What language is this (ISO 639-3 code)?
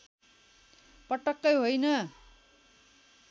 nep